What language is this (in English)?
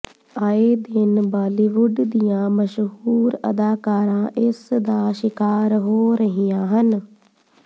Punjabi